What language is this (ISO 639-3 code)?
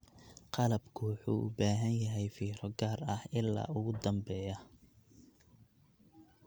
som